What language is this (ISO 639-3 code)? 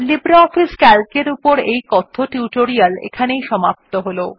ben